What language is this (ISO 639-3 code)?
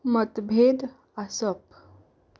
kok